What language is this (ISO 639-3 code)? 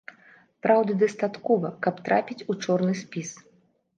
bel